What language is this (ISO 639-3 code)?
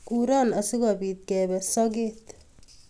kln